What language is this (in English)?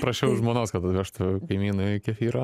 Lithuanian